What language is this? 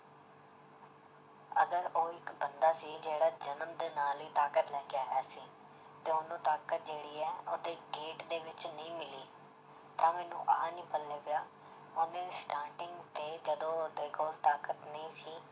Punjabi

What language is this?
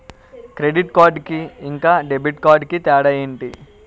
Telugu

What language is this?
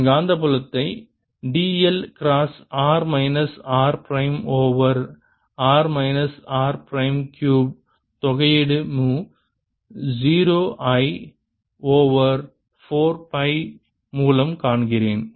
Tamil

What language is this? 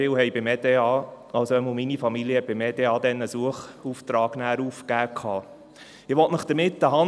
Swiss German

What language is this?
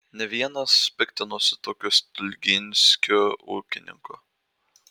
Lithuanian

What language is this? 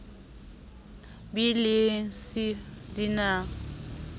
Southern Sotho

